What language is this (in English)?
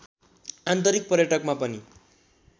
Nepali